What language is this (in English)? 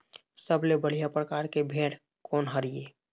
Chhattisgarhi